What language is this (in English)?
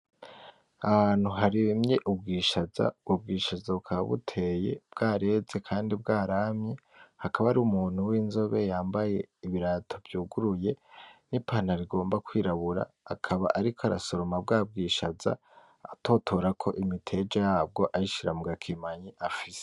Rundi